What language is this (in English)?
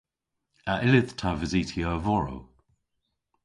Cornish